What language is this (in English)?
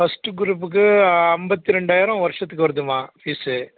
Tamil